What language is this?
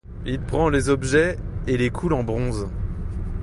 French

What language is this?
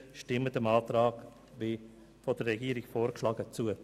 Swiss German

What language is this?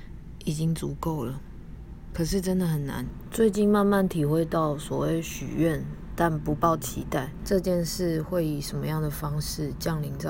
Chinese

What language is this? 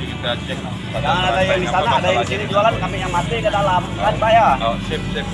Indonesian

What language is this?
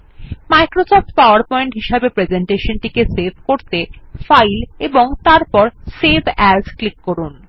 Bangla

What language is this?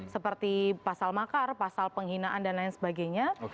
Indonesian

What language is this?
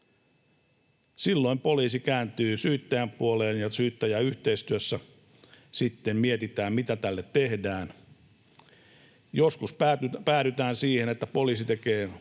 Finnish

